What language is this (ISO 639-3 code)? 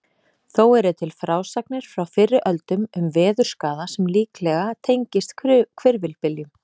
isl